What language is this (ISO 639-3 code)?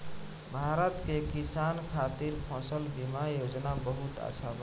bho